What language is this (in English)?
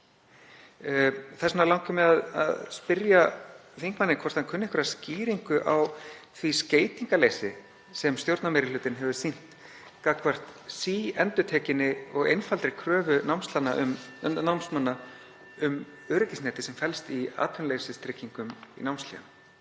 Icelandic